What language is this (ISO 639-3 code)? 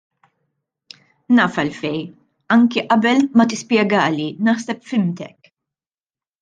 mlt